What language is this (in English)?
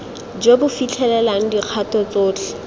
Tswana